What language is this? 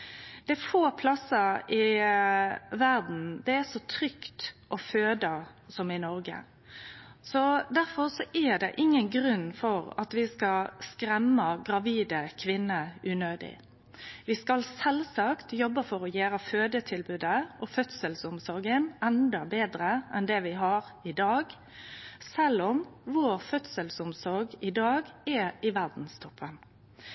Norwegian Nynorsk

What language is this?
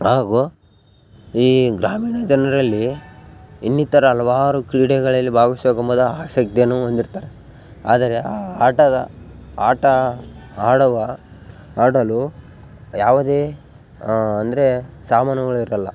Kannada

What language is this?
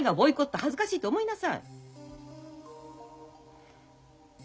Japanese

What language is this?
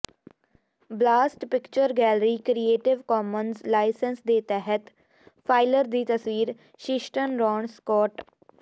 Punjabi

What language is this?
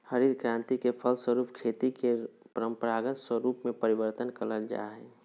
Magahi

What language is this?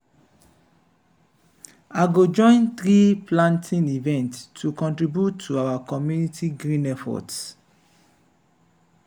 Nigerian Pidgin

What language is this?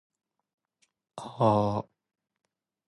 Japanese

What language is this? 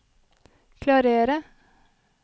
Norwegian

